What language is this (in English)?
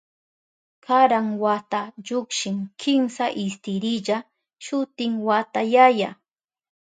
Southern Pastaza Quechua